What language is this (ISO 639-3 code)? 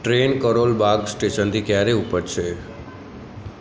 guj